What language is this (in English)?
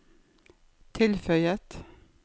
Norwegian